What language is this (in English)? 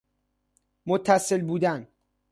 Persian